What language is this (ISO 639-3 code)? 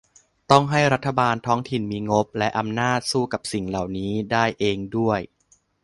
tha